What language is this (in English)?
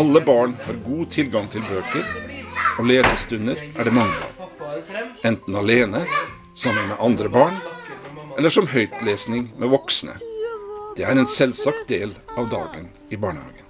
Norwegian